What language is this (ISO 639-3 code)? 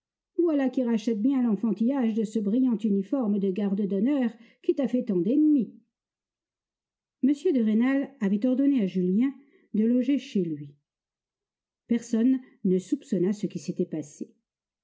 fra